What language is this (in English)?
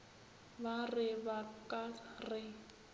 Northern Sotho